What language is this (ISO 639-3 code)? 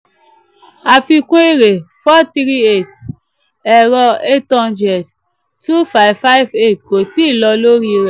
yor